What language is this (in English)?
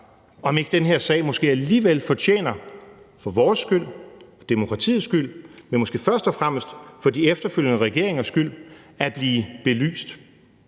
Danish